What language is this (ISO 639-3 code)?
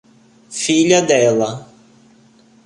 por